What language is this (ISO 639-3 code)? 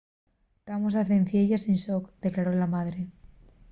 ast